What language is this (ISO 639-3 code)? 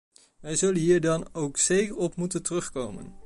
nld